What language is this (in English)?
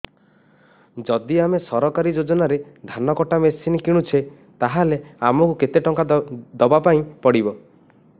Odia